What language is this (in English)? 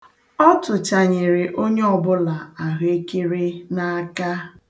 Igbo